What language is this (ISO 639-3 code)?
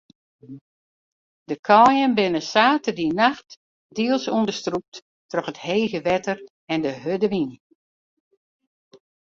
fry